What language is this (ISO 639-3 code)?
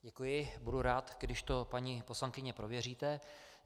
ces